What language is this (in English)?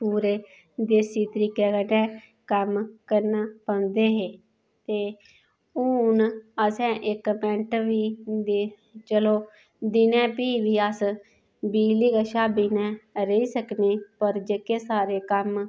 Dogri